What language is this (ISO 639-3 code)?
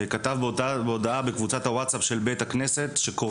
heb